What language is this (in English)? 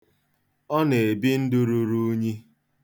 Igbo